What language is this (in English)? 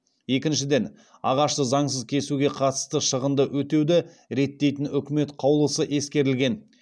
Kazakh